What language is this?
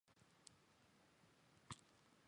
Chinese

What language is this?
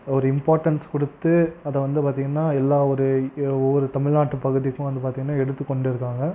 Tamil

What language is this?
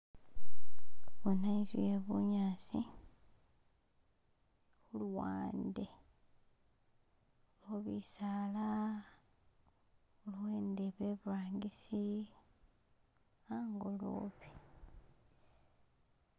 Masaaba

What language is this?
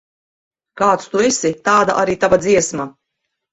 Latvian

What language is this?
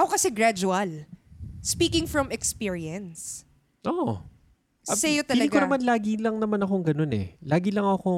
Filipino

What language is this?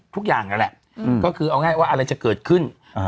Thai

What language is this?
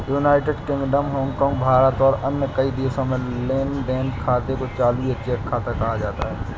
Hindi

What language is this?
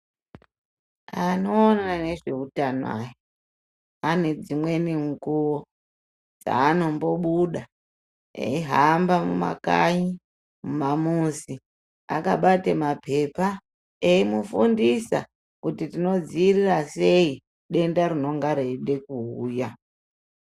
Ndau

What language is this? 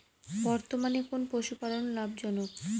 Bangla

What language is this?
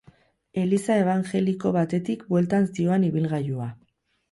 Basque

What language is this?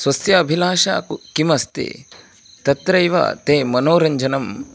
Sanskrit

